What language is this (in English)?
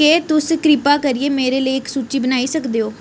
Dogri